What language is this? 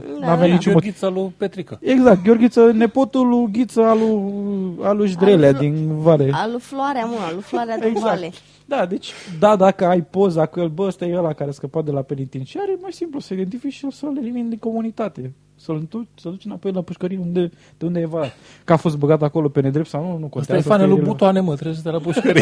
Romanian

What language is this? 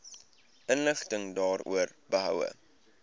Afrikaans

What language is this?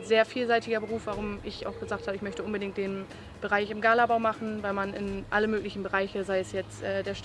German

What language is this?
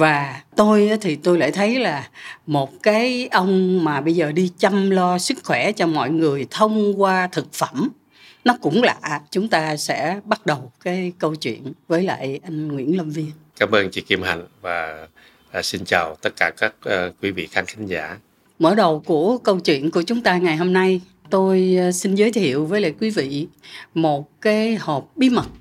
Vietnamese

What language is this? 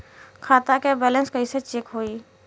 Bhojpuri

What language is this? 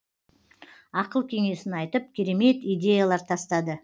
Kazakh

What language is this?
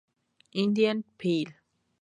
Spanish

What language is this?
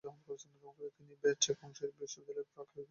Bangla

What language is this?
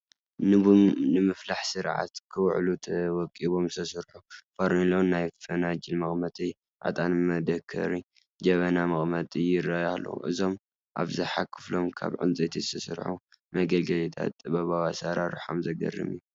Tigrinya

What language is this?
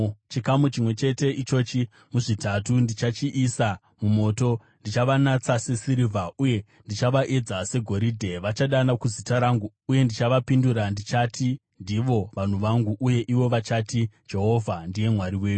Shona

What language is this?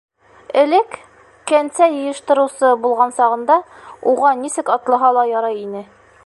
Bashkir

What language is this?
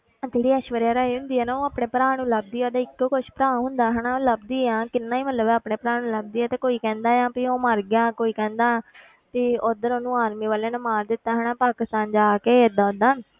Punjabi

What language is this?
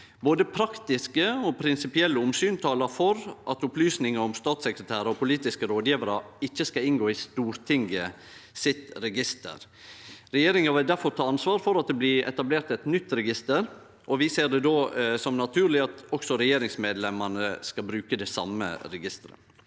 Norwegian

